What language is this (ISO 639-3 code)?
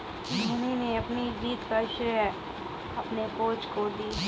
hin